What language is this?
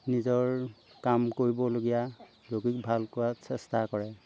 Assamese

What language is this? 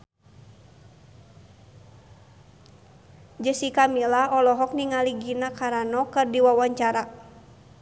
Sundanese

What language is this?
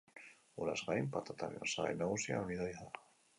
Basque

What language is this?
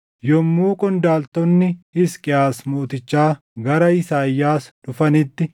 Oromo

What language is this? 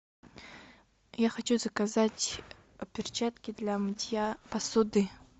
Russian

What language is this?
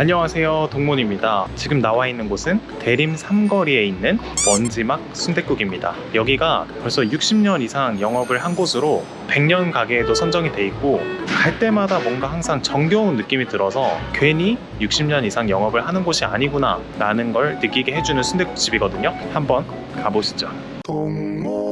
Korean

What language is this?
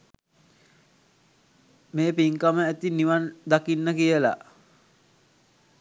Sinhala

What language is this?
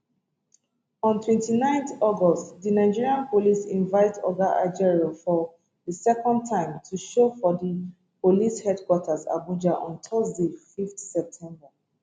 Nigerian Pidgin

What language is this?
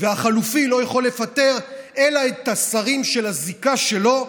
Hebrew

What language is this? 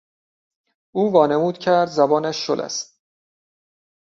Persian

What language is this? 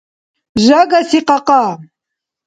Dargwa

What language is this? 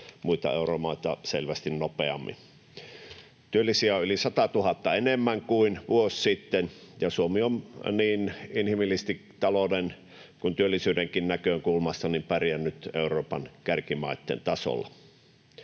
Finnish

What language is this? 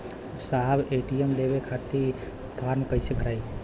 Bhojpuri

